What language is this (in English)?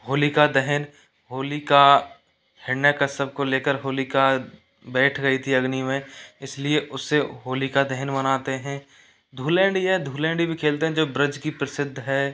Hindi